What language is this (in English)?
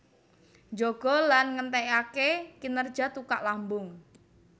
Javanese